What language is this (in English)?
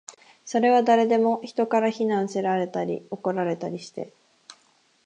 Japanese